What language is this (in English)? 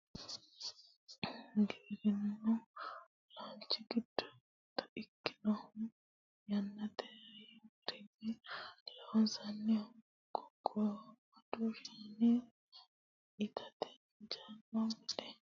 Sidamo